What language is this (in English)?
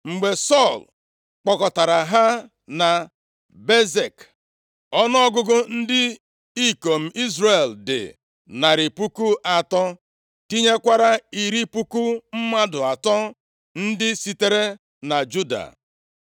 Igbo